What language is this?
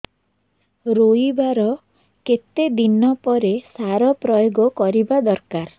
Odia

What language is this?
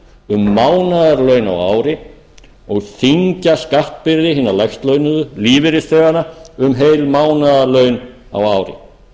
Icelandic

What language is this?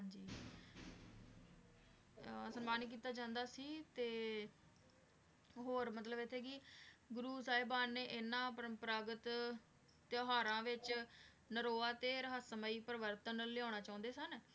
Punjabi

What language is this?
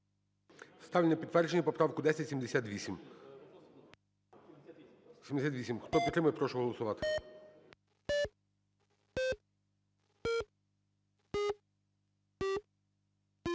Ukrainian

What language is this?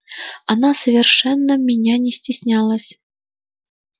Russian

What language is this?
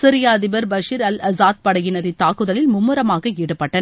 Tamil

